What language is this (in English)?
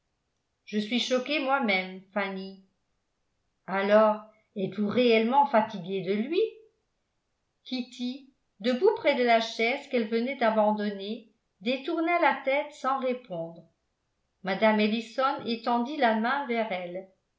French